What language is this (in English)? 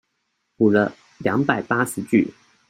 Chinese